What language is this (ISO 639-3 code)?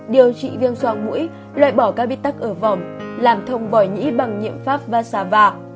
vie